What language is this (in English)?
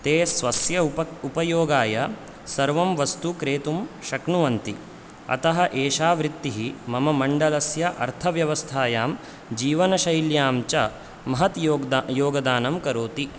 Sanskrit